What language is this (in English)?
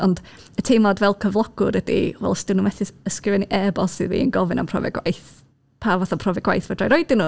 Welsh